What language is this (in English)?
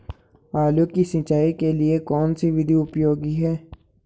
Hindi